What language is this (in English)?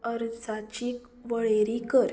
Konkani